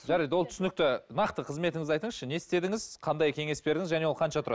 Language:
Kazakh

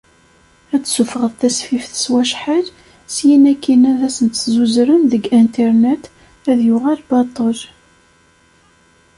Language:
Kabyle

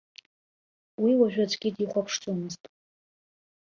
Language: Abkhazian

